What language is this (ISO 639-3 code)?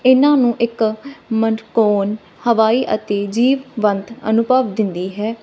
pan